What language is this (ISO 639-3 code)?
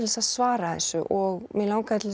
isl